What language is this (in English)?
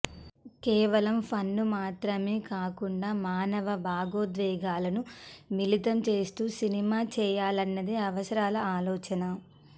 Telugu